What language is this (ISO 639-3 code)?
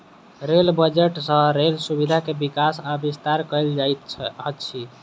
mai